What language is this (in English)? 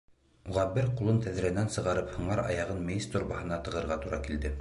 Bashkir